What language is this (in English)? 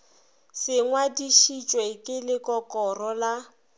Northern Sotho